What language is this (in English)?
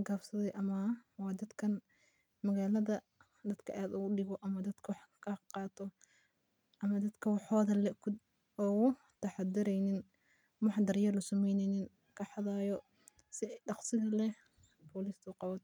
Somali